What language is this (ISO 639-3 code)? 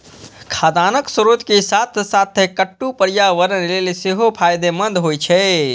mai